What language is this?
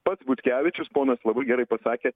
Lithuanian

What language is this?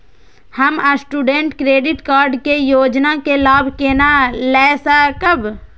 Maithili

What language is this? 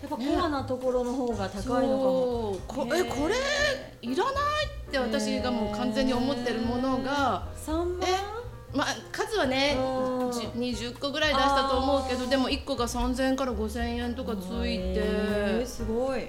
Japanese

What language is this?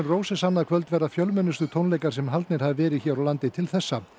Icelandic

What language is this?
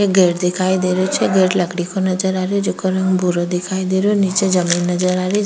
Rajasthani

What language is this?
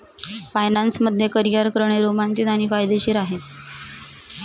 Marathi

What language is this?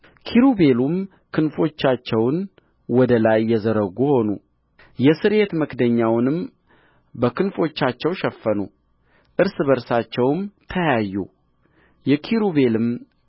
Amharic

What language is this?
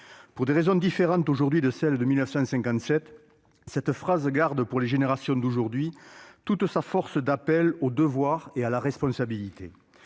French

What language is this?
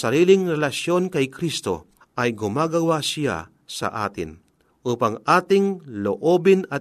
Filipino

